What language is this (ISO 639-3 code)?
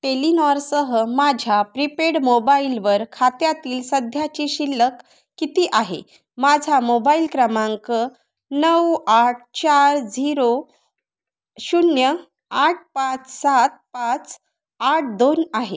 mar